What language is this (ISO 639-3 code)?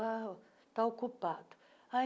por